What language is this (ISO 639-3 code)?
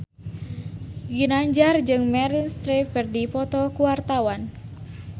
sun